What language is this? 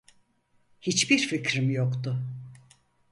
Turkish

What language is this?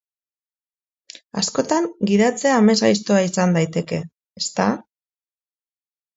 Basque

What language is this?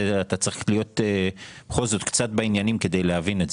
Hebrew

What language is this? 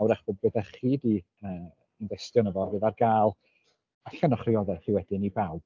Welsh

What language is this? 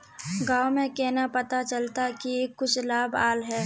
Magahi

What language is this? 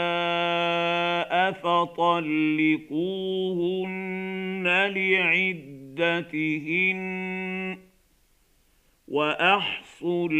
Arabic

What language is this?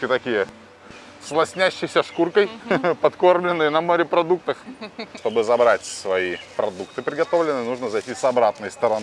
Russian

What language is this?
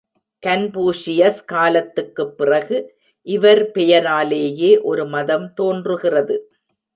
Tamil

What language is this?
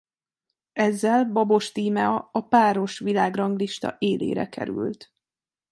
Hungarian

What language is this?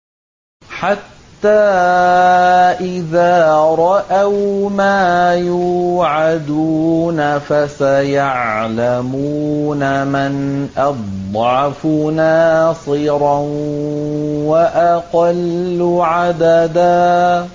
Arabic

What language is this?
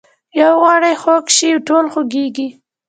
Pashto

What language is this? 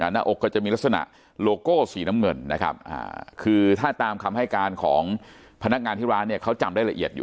Thai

